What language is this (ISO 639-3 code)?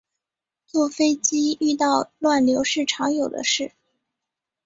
zho